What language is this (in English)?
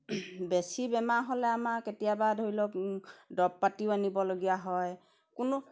Assamese